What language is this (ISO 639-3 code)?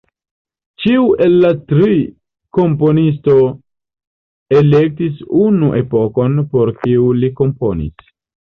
epo